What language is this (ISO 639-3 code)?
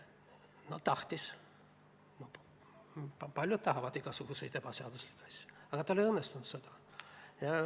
est